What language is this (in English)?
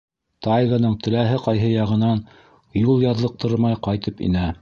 Bashkir